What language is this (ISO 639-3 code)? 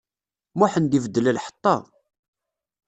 kab